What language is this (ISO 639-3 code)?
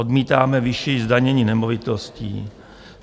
ces